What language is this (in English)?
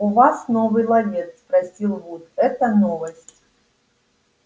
Russian